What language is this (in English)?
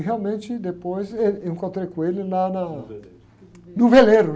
Portuguese